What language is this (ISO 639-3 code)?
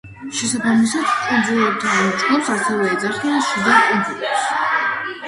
kat